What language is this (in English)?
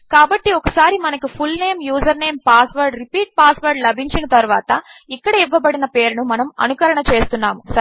Telugu